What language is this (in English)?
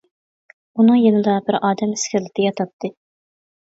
Uyghur